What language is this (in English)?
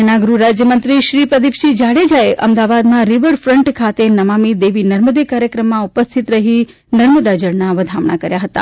Gujarati